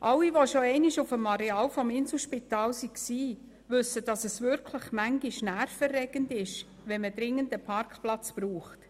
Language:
Swiss German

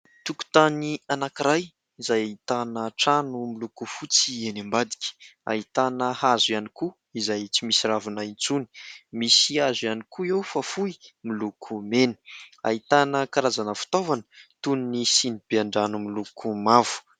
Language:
Malagasy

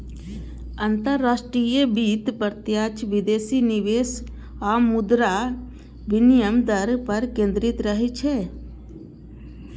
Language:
Maithili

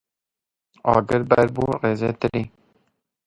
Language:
Kurdish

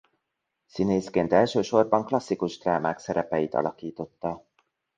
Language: Hungarian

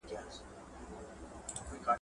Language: Pashto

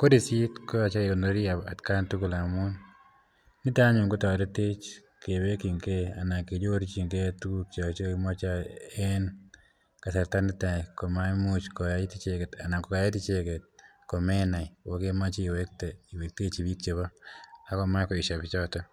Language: Kalenjin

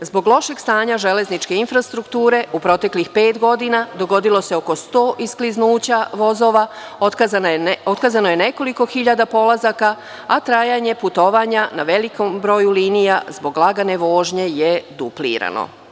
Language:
Serbian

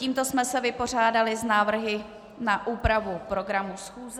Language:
Czech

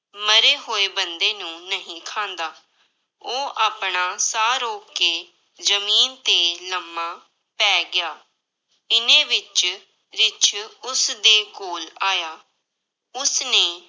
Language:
Punjabi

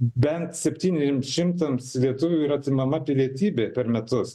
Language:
Lithuanian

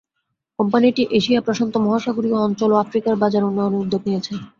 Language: Bangla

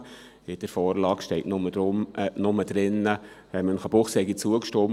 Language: Swiss German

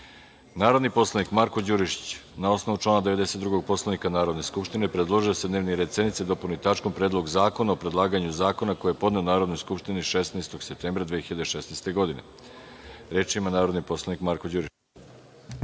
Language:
Serbian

